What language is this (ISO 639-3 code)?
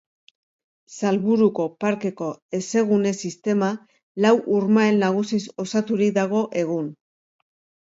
eus